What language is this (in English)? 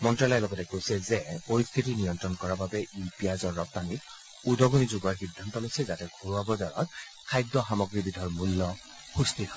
Assamese